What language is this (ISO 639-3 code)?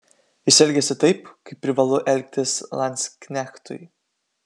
lit